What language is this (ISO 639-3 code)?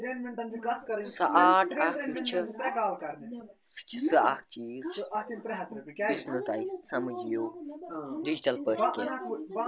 kas